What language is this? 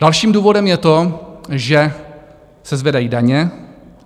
Czech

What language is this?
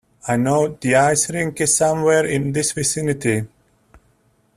English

